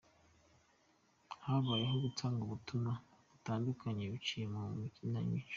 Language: Kinyarwanda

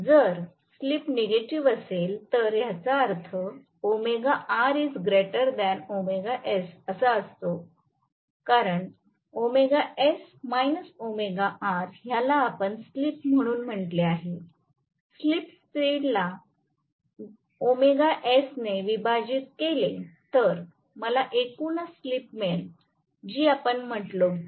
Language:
Marathi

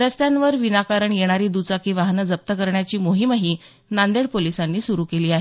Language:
Marathi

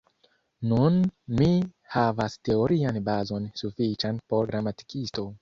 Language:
Esperanto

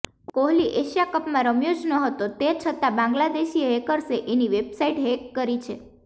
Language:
Gujarati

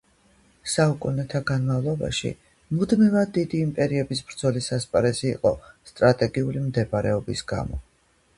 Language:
Georgian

